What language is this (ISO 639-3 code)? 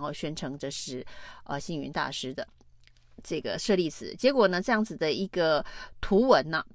zho